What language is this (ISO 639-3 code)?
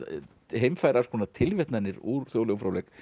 isl